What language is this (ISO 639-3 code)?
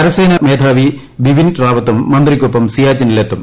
mal